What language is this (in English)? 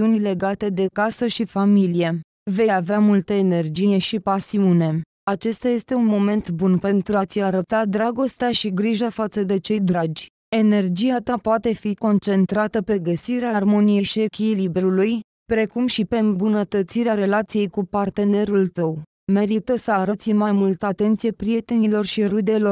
Romanian